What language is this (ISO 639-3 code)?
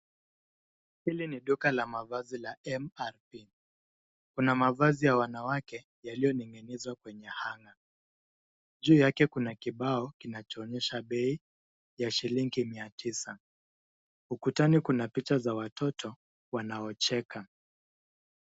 swa